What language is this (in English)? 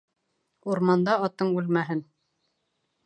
Bashkir